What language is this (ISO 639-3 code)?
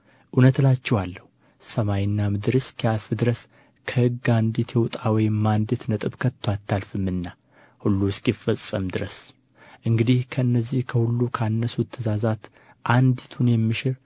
amh